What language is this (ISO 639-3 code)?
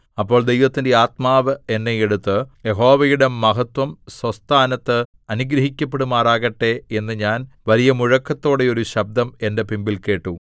mal